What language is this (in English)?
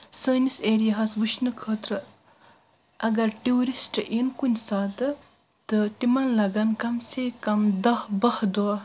Kashmiri